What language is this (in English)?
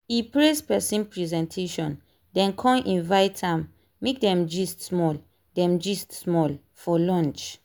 Nigerian Pidgin